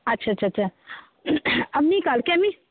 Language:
Bangla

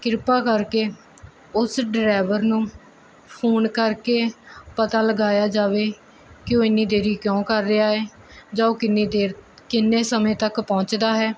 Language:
Punjabi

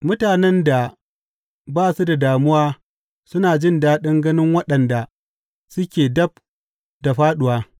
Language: Hausa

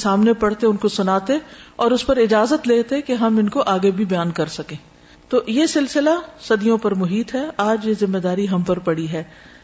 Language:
Urdu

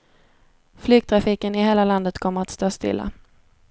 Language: Swedish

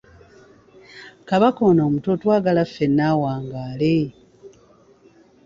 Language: Ganda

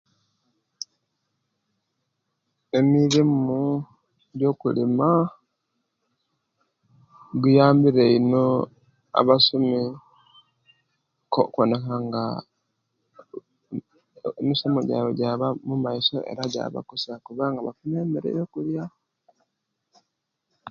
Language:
Kenyi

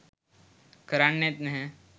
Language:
Sinhala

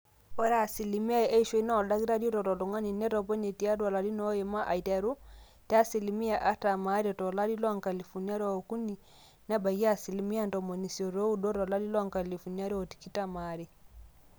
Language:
Masai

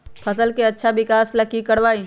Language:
Magahi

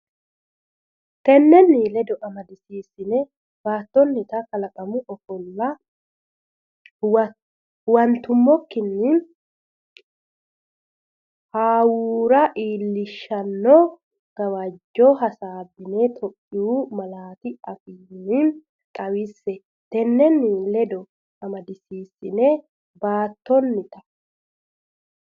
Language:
Sidamo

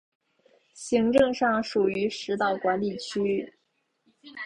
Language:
Chinese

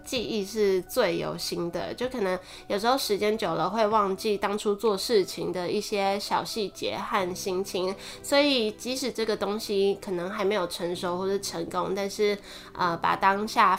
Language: Chinese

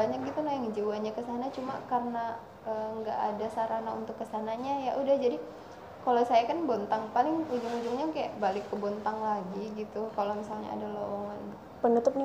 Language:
Indonesian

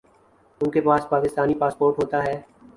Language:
Urdu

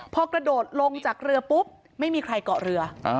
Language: Thai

